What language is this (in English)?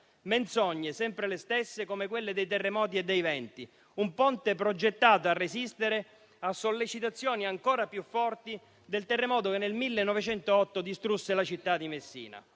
Italian